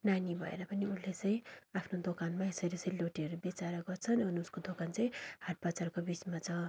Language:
Nepali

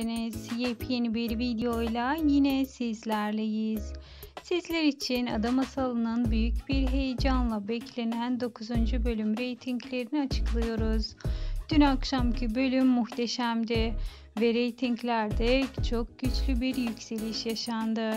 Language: Turkish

